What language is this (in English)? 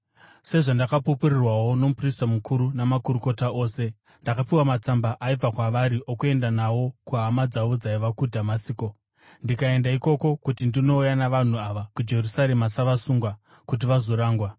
Shona